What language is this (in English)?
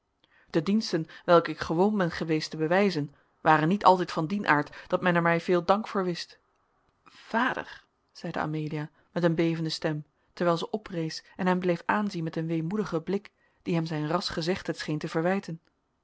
Dutch